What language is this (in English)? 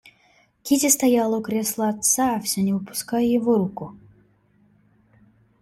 Russian